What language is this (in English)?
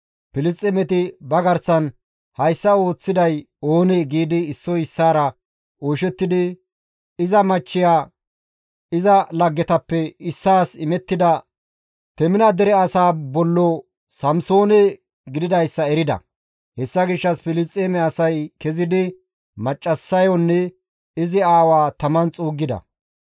Gamo